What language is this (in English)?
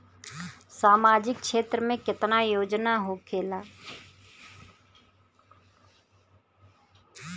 Bhojpuri